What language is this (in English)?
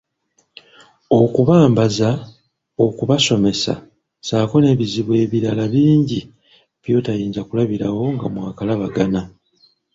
Ganda